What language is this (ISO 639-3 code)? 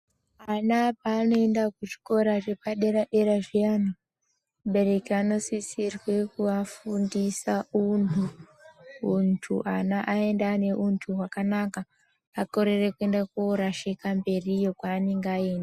ndc